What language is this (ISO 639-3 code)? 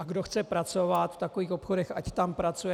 ces